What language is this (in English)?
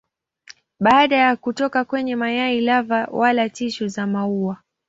Swahili